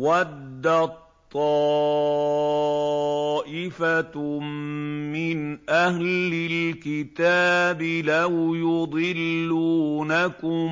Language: Arabic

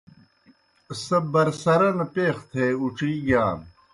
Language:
Kohistani Shina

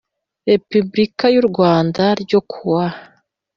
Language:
Kinyarwanda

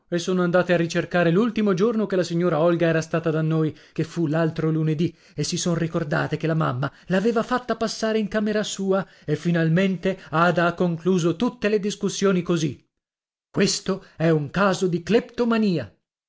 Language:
Italian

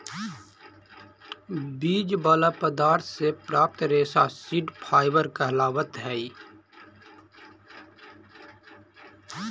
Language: Magahi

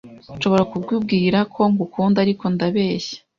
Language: Kinyarwanda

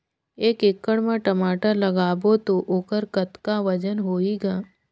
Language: Chhattisgarhi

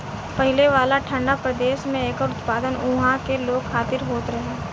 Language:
Bhojpuri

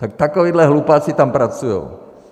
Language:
Czech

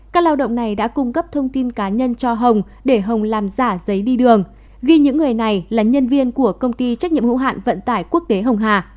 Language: Vietnamese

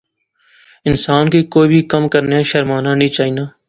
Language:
Pahari-Potwari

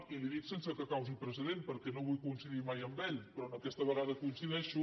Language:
Catalan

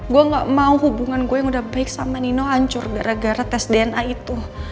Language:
Indonesian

